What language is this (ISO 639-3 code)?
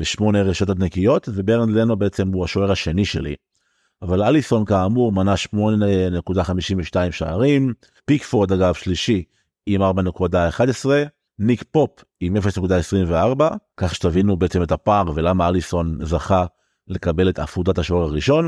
heb